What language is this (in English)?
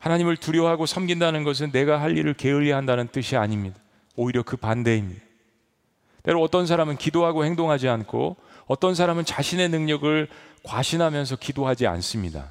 Korean